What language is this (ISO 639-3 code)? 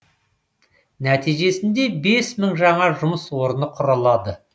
kaz